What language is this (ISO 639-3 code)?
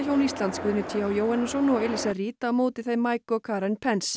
isl